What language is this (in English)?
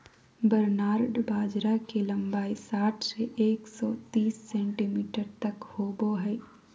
Magahi